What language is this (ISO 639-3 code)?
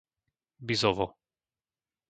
slk